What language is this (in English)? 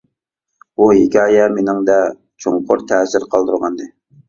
Uyghur